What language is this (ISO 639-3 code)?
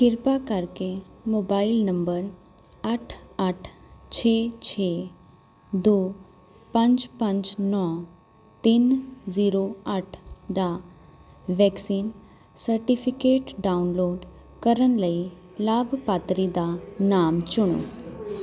pan